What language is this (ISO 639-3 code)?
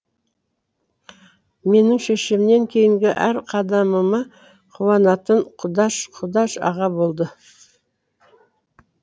kaz